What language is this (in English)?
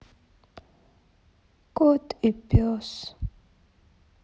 Russian